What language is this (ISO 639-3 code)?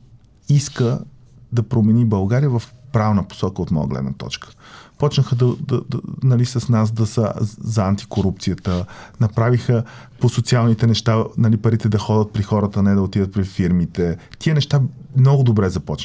bul